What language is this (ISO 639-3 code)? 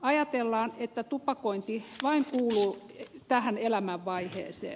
fin